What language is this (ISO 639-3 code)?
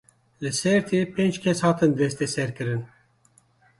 kur